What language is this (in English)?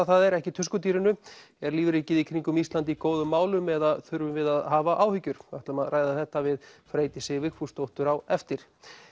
Icelandic